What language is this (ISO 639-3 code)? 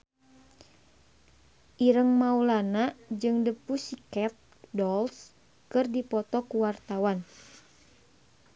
sun